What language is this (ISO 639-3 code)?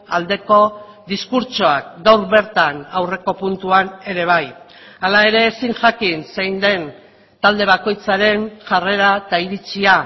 eus